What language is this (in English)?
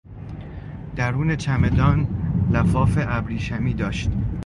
Persian